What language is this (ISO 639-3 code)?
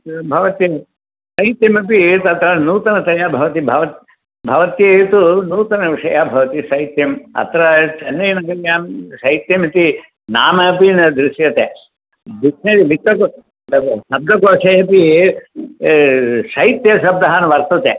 san